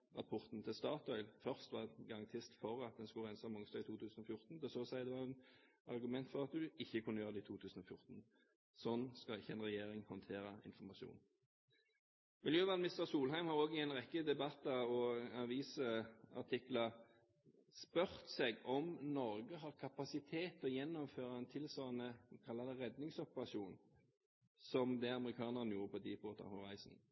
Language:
Norwegian Bokmål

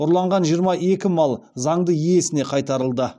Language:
Kazakh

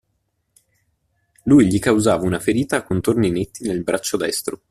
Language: Italian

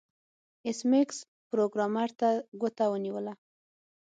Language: Pashto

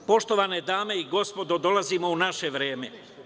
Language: Serbian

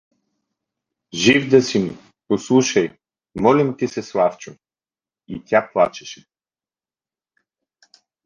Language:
Bulgarian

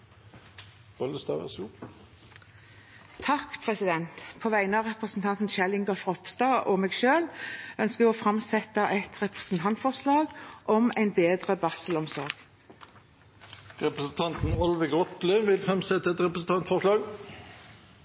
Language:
Norwegian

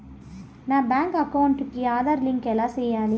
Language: Telugu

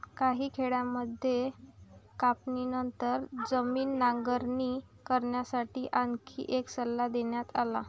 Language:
Marathi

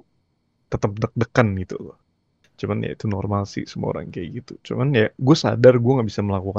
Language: Indonesian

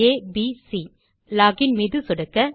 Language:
Tamil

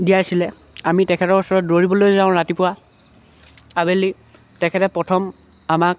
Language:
Assamese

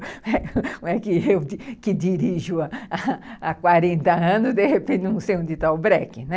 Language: Portuguese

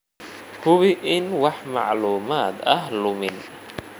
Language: Somali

